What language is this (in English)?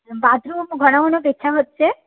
Bangla